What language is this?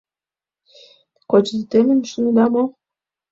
Mari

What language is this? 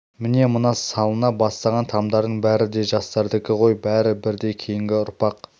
Kazakh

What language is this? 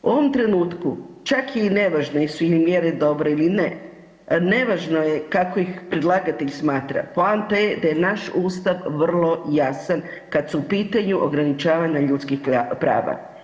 Croatian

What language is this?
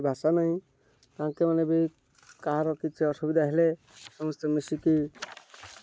Odia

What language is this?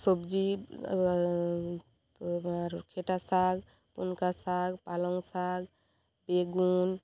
Bangla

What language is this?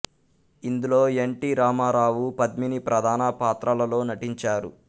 Telugu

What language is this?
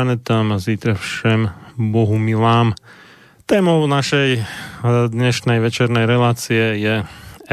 Slovak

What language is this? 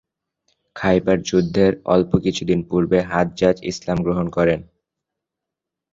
Bangla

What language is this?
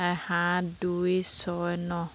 Assamese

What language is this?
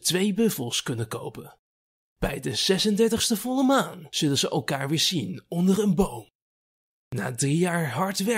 Dutch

